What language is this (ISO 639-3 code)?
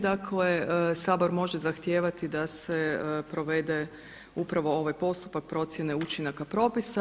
hrv